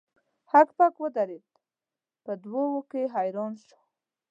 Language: Pashto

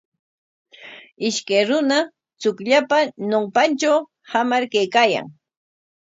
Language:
Corongo Ancash Quechua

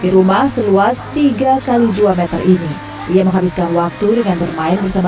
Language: Indonesian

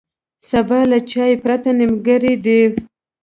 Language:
Pashto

